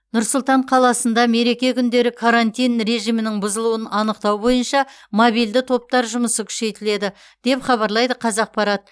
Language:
Kazakh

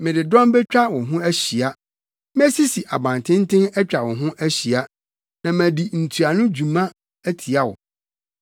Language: Akan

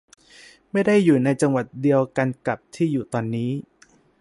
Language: Thai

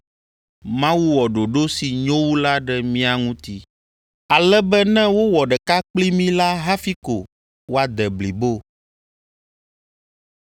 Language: Ewe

